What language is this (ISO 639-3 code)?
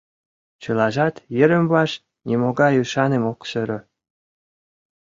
chm